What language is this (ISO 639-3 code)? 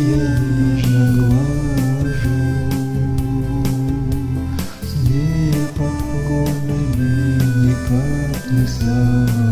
rus